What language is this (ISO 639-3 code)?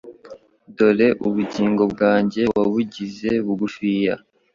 kin